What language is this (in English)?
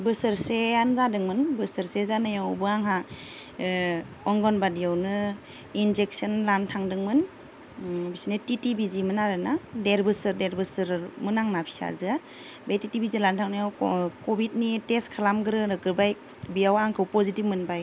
Bodo